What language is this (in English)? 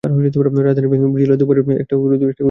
Bangla